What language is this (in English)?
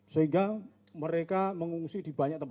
Indonesian